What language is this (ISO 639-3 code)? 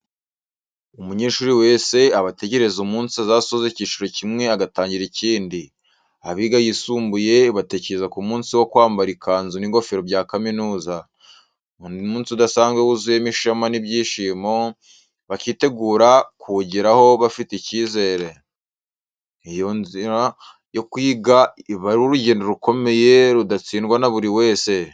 kin